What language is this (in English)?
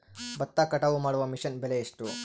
Kannada